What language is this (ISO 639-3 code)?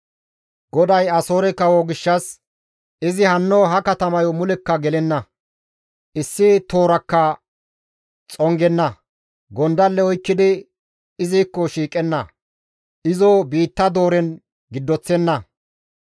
gmv